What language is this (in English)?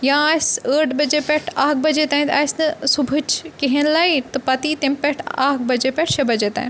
Kashmiri